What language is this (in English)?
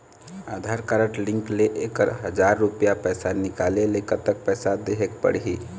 Chhattisgarhi